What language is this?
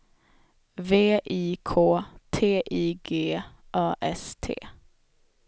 Swedish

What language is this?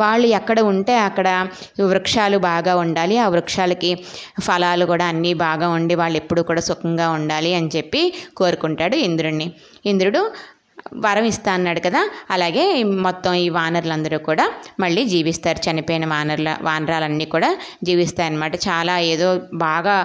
Telugu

